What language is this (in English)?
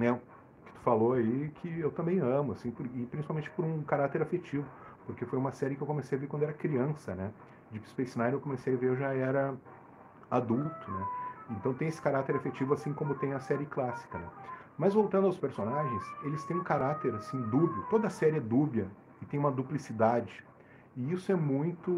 Portuguese